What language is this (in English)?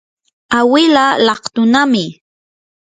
Yanahuanca Pasco Quechua